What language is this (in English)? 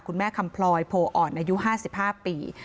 Thai